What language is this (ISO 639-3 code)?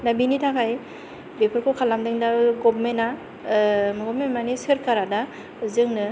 brx